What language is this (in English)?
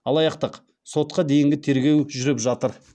Kazakh